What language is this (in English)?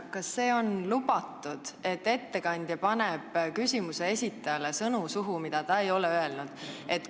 Estonian